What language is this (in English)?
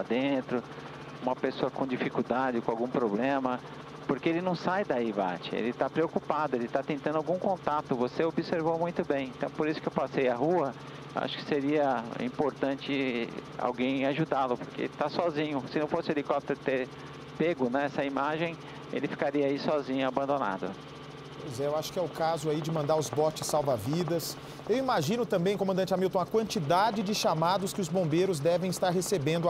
Portuguese